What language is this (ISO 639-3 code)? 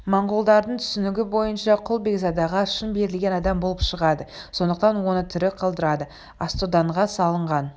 kaz